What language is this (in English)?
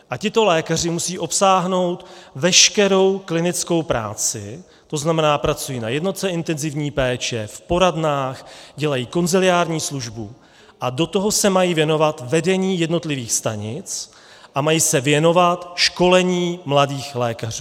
Czech